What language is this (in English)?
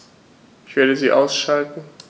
German